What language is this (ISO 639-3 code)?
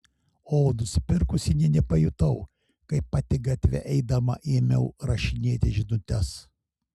lit